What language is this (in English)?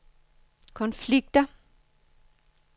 Danish